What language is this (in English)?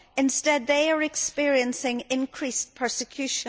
English